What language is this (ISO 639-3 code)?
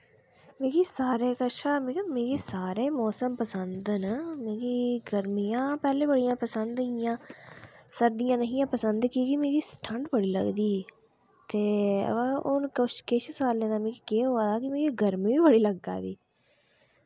doi